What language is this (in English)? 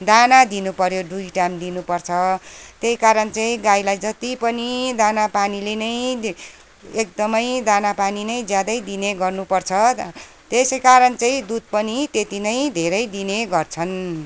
Nepali